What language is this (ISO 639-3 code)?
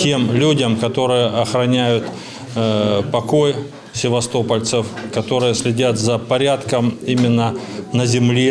rus